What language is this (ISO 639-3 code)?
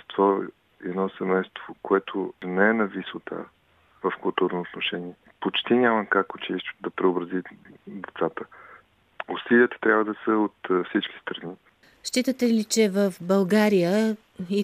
bul